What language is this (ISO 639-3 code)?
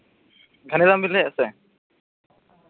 sat